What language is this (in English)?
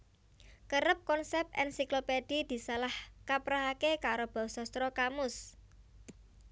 Javanese